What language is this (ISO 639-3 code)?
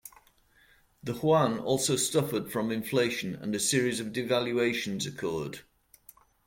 eng